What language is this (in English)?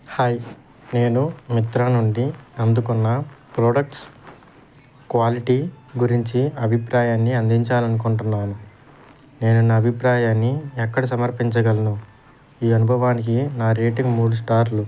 Telugu